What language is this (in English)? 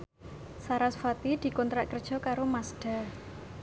Javanese